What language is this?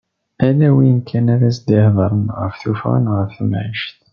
Kabyle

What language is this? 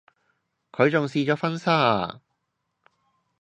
Cantonese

